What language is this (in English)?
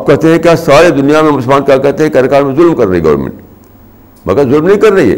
Urdu